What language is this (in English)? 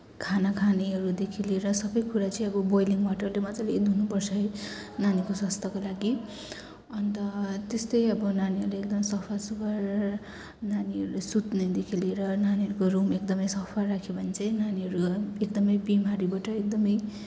Nepali